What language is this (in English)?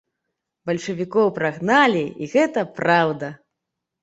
Belarusian